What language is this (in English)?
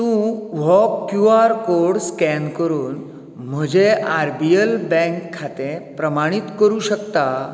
Konkani